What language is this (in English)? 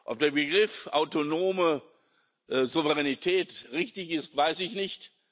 German